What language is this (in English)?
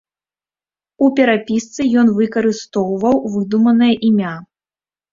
Belarusian